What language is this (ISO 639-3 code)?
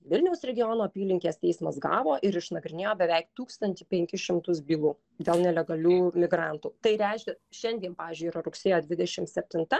lit